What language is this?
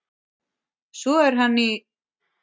Icelandic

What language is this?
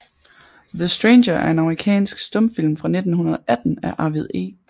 Danish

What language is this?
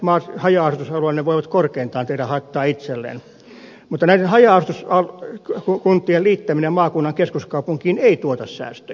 Finnish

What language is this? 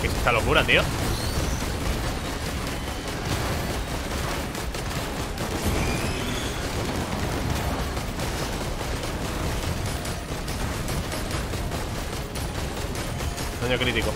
Spanish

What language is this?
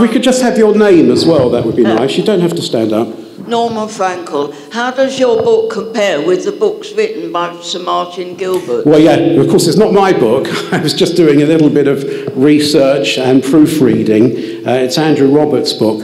English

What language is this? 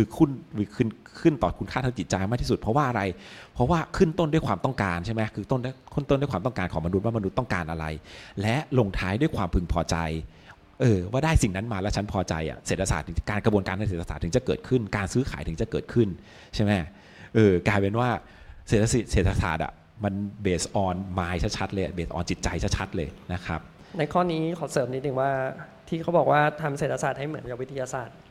Thai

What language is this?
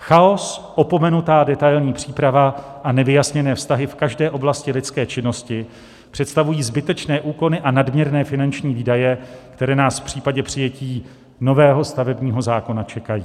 Czech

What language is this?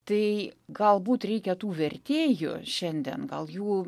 Lithuanian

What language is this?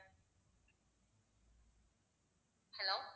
Tamil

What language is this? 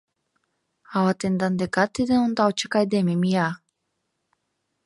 Mari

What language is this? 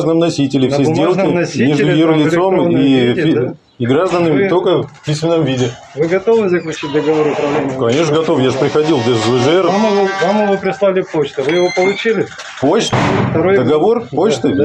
Russian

